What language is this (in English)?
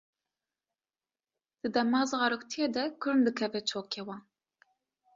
Kurdish